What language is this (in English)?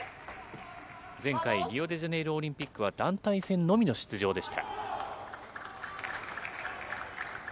Japanese